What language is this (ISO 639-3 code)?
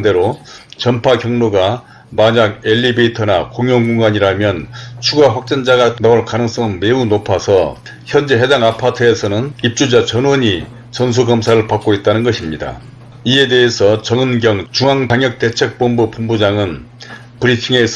kor